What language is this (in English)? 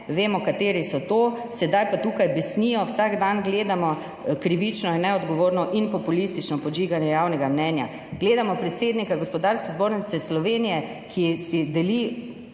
Slovenian